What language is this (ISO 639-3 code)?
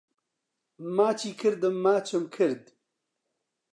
ckb